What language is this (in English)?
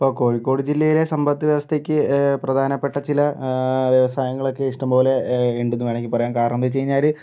Malayalam